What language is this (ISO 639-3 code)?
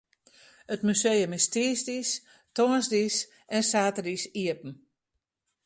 fry